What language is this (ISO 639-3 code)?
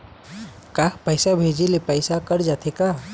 hne